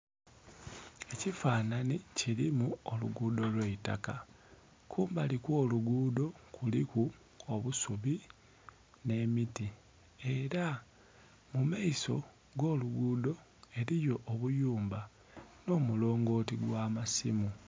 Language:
Soga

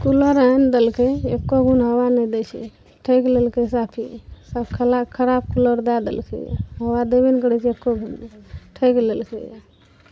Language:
Maithili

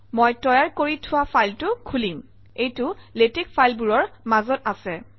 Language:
Assamese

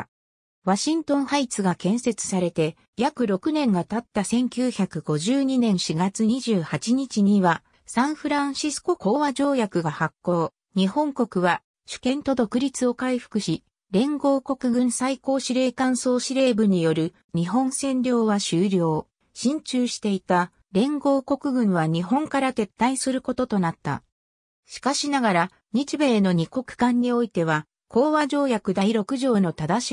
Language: Japanese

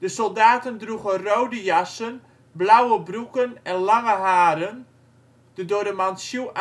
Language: Dutch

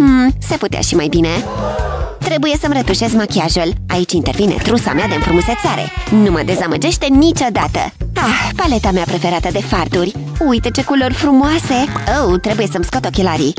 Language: Romanian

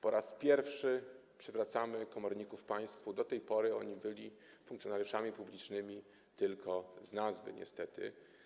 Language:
Polish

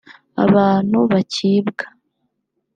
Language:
Kinyarwanda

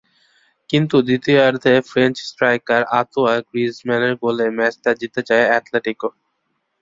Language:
Bangla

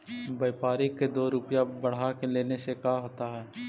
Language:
Magahi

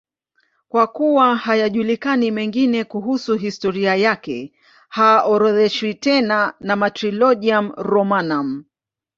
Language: Swahili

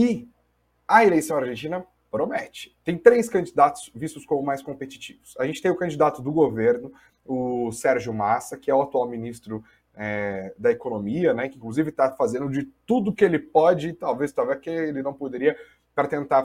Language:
Portuguese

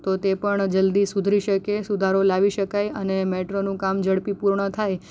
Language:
Gujarati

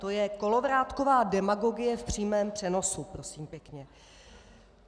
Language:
Czech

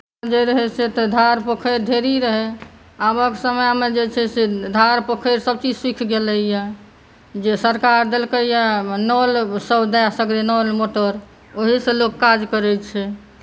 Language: Maithili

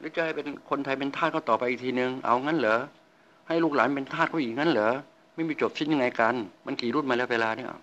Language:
Thai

